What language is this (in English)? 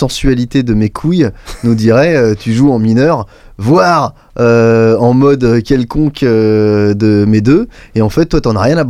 French